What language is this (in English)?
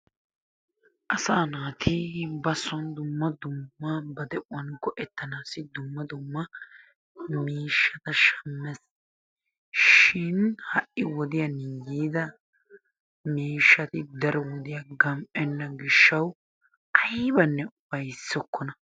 Wolaytta